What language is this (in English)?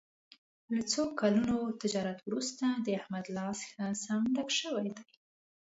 Pashto